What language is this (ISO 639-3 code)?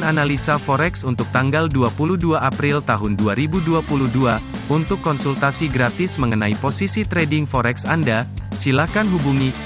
ind